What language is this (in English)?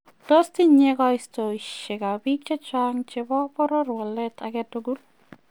Kalenjin